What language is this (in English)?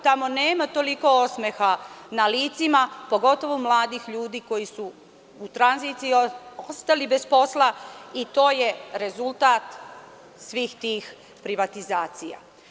Serbian